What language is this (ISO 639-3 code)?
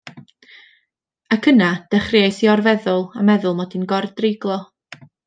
cym